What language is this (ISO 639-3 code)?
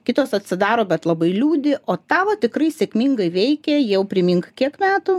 lit